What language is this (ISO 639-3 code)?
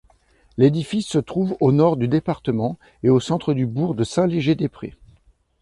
fra